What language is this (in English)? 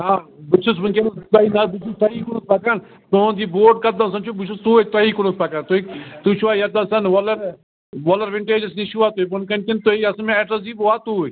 Kashmiri